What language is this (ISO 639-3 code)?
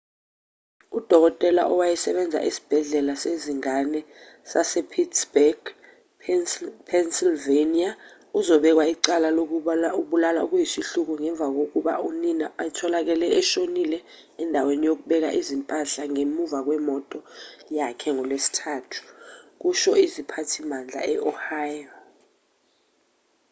zul